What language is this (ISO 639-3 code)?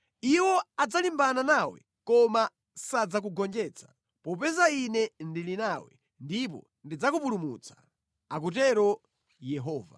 nya